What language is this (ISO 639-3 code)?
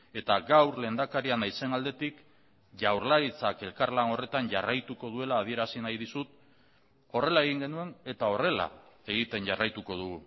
eus